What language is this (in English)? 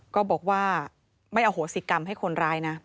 Thai